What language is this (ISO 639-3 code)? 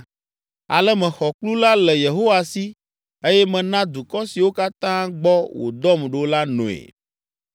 ewe